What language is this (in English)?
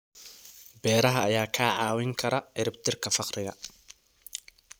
Somali